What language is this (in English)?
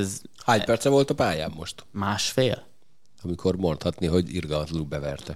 Hungarian